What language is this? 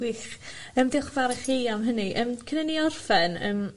Welsh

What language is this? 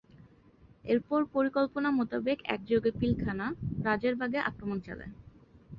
Bangla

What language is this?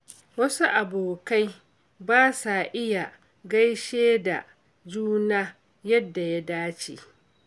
Hausa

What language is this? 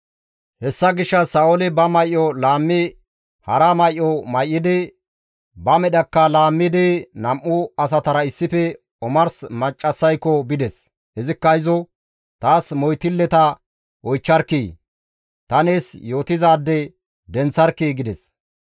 Gamo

